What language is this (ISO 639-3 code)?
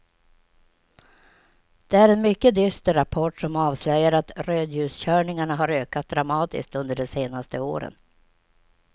swe